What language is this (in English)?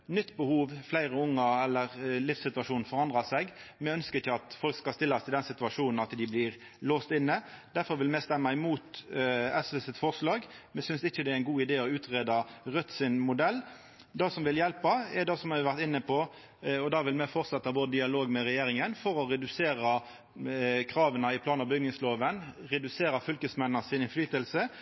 Norwegian Nynorsk